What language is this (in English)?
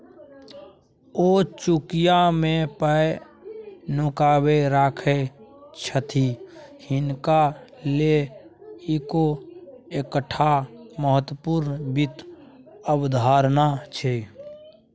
Maithili